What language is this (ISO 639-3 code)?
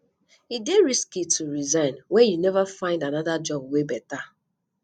pcm